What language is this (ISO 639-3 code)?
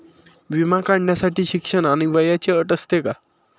mar